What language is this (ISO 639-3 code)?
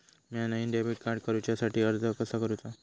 mar